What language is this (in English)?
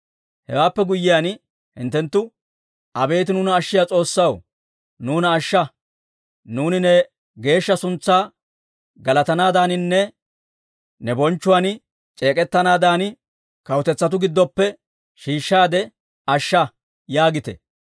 Dawro